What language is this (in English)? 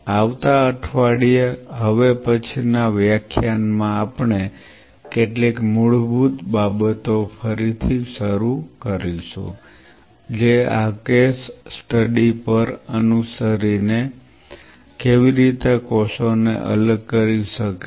Gujarati